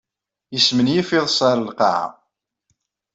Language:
Kabyle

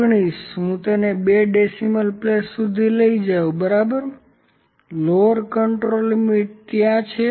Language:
Gujarati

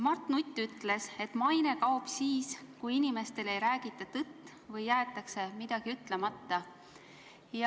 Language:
Estonian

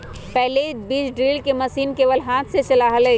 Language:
Magahi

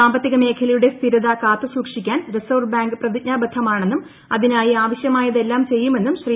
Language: Malayalam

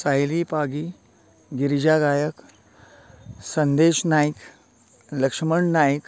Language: Konkani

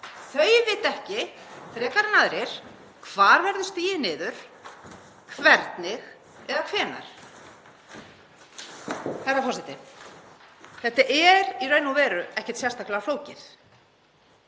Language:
Icelandic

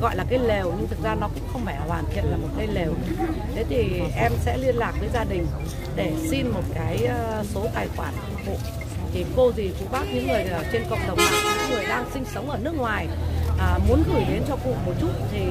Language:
Vietnamese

